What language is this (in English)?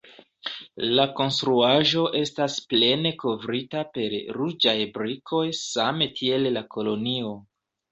Esperanto